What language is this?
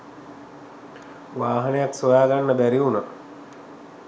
Sinhala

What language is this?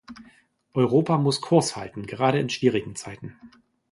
German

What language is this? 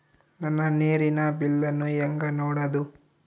Kannada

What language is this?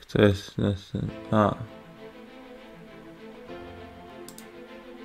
Polish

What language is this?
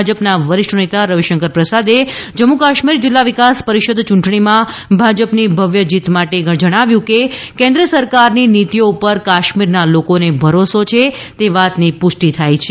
Gujarati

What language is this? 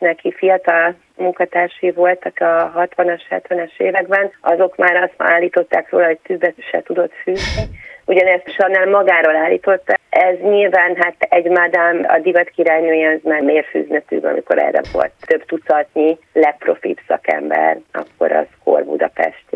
Hungarian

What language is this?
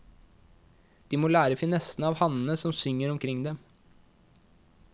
Norwegian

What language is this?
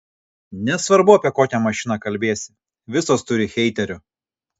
Lithuanian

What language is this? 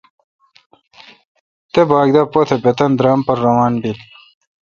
Kalkoti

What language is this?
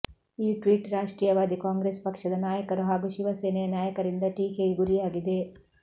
Kannada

